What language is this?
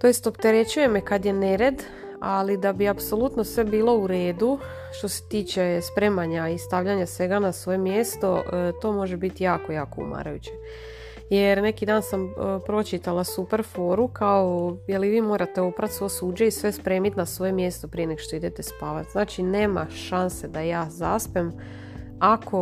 Croatian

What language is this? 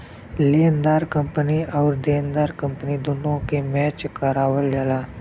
Bhojpuri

